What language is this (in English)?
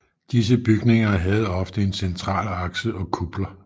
Danish